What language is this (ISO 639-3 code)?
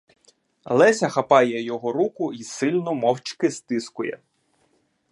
ukr